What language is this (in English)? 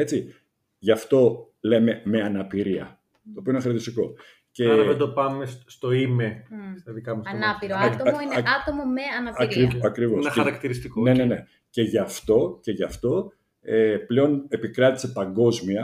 Greek